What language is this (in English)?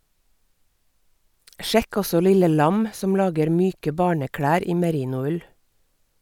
Norwegian